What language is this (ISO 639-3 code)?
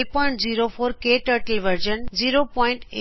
pan